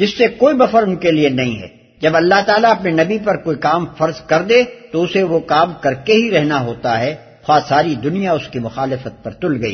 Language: Urdu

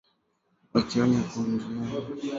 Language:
Swahili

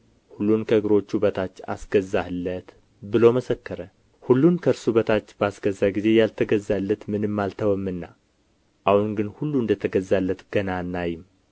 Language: Amharic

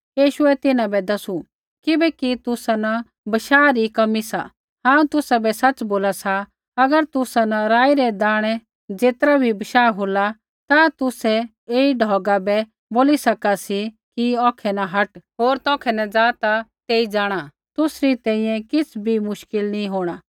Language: Kullu Pahari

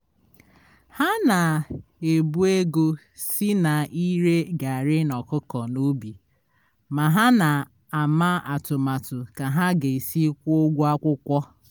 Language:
Igbo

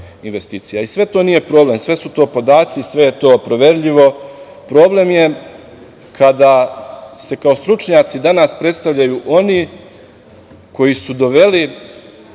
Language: Serbian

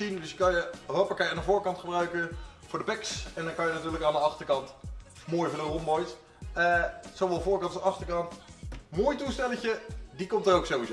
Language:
Dutch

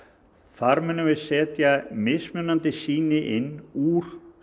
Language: Icelandic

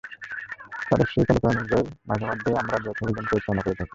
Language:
Bangla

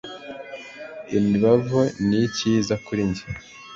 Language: Kinyarwanda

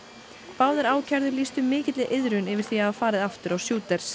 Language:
Icelandic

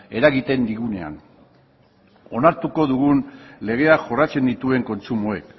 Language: Basque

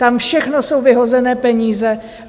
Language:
Czech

